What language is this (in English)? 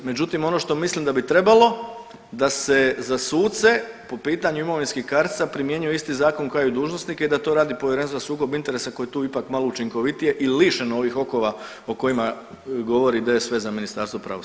Croatian